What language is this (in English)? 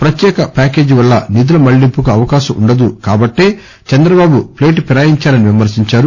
Telugu